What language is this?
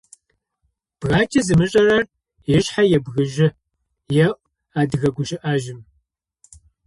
Adyghe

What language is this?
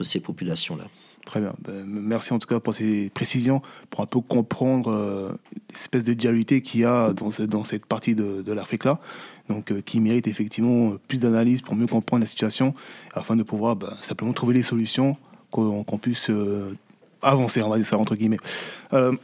French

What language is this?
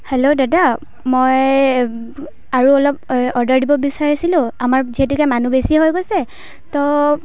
Assamese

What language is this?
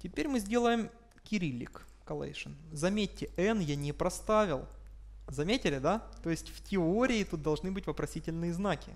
Russian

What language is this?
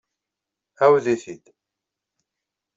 Kabyle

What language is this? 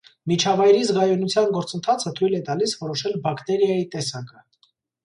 Armenian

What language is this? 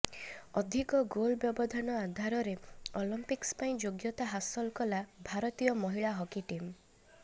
Odia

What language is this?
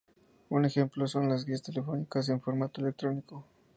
Spanish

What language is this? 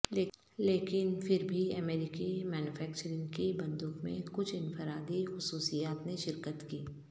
Urdu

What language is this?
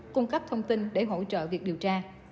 Vietnamese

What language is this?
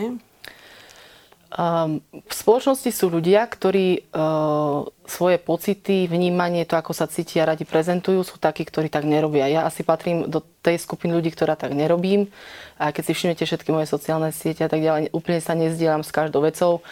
Slovak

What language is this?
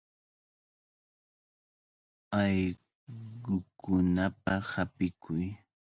Cajatambo North Lima Quechua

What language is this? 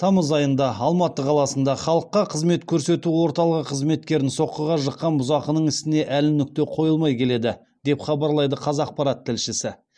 Kazakh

